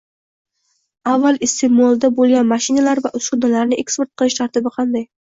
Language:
Uzbek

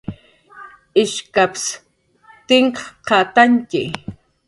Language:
Jaqaru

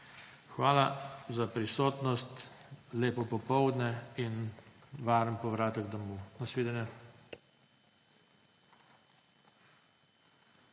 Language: Slovenian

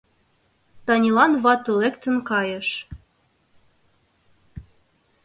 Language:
Mari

